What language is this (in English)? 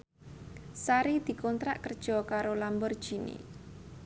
Javanese